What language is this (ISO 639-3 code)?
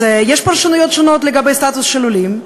heb